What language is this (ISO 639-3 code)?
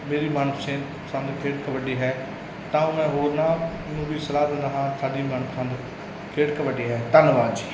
pan